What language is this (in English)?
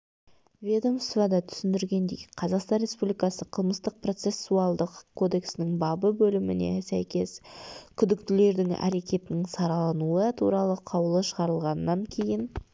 Kazakh